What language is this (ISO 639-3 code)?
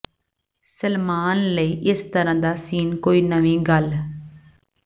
pan